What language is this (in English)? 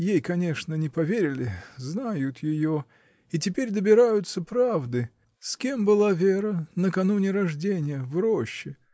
Russian